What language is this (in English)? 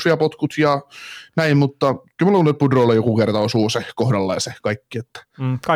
Finnish